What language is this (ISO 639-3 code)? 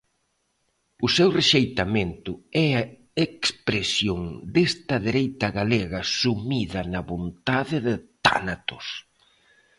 glg